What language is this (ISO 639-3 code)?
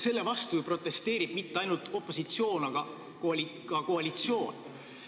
est